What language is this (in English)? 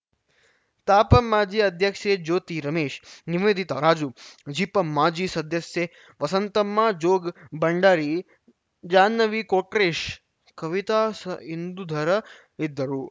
Kannada